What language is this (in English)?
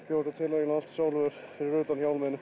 Icelandic